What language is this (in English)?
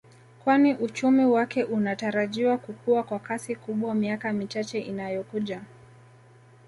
Swahili